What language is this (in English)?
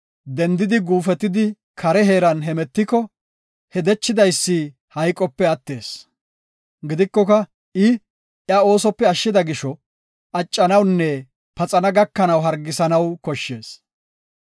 Gofa